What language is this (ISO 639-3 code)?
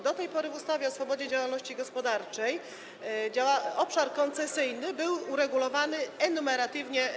pol